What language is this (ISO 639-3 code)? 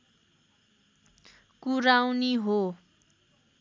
nep